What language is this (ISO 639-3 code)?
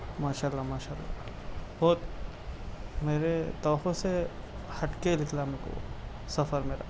urd